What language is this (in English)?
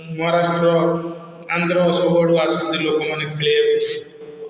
Odia